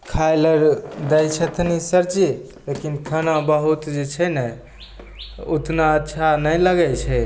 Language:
Maithili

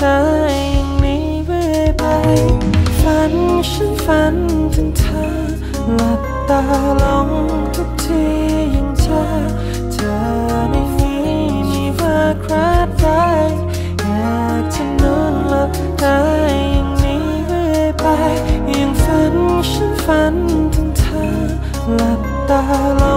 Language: Thai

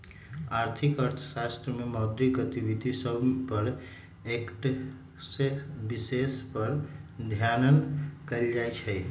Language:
Magahi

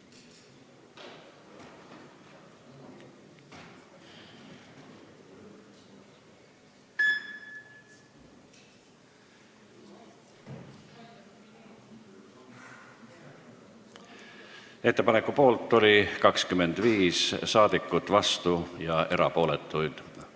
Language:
Estonian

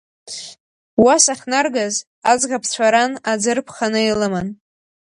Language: Abkhazian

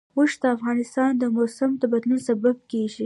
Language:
Pashto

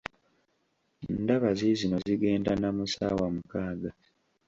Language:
Ganda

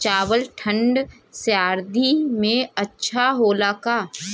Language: Bhojpuri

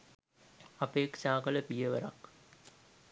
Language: Sinhala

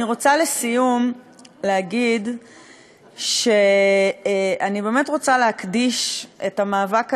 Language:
Hebrew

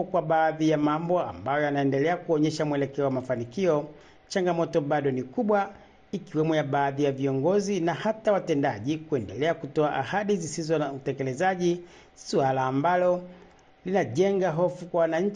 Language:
Swahili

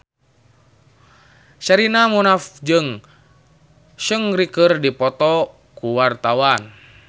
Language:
Sundanese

